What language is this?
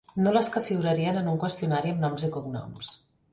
Catalan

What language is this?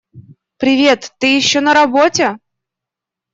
Russian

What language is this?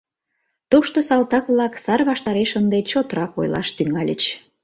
Mari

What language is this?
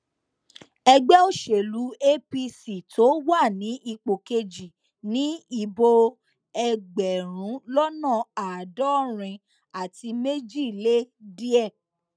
Yoruba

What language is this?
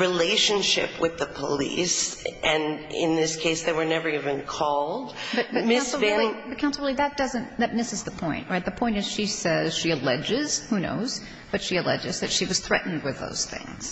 English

